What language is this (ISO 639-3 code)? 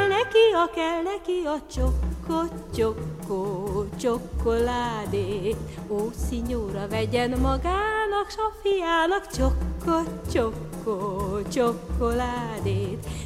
hun